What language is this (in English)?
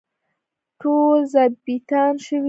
Pashto